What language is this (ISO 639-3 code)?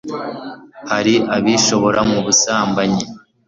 kin